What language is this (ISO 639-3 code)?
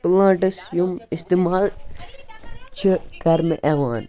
kas